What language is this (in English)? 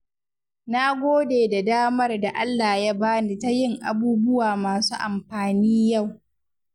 Hausa